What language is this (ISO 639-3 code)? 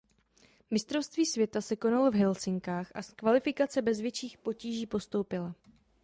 ces